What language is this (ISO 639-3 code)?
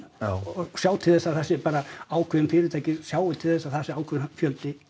isl